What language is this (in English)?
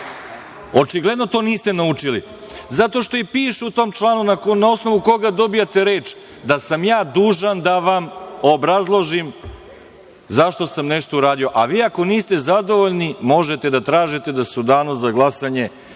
Serbian